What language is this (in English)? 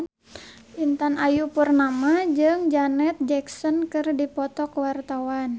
Sundanese